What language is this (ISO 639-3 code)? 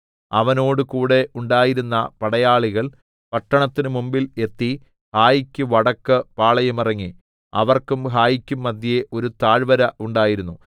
mal